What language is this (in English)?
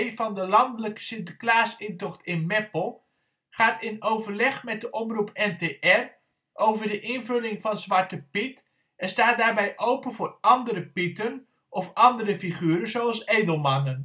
Dutch